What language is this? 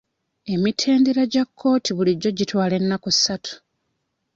Ganda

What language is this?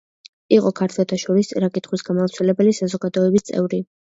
Georgian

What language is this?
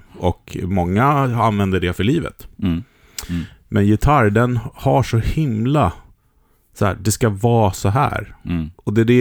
Swedish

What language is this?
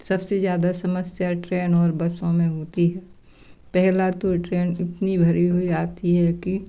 Hindi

